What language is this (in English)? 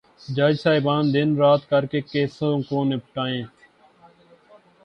Urdu